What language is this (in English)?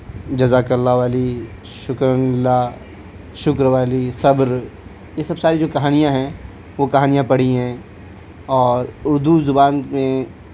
Urdu